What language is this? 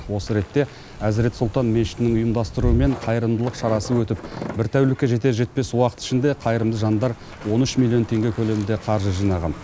Kazakh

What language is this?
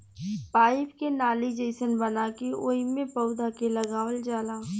Bhojpuri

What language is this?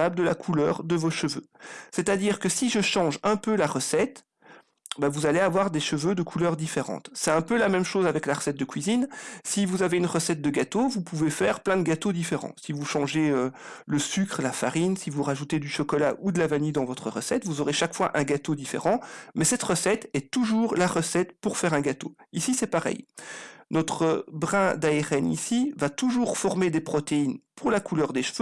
French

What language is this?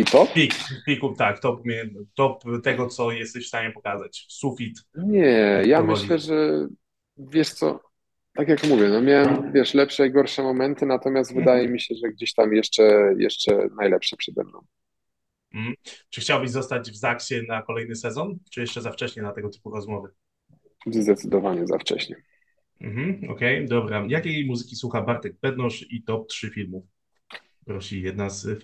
Polish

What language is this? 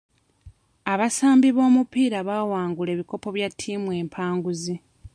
Ganda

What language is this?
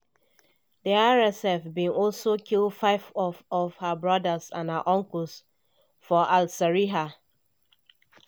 Nigerian Pidgin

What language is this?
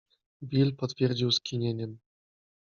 Polish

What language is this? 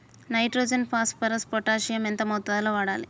Telugu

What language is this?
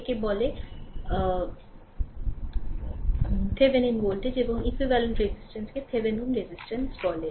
Bangla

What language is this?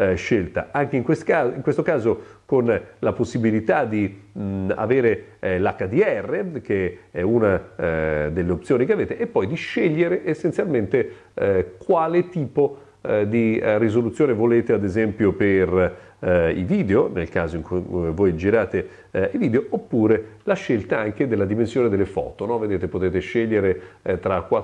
Italian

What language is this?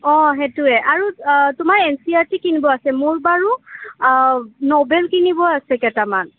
Assamese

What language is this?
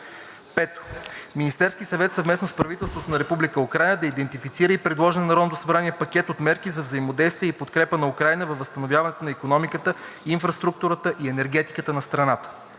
Bulgarian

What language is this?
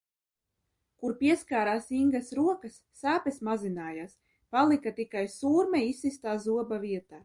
Latvian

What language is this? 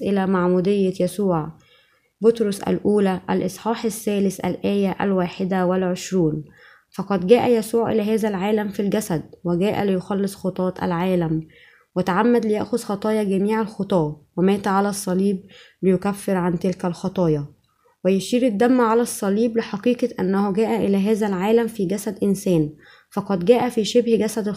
Arabic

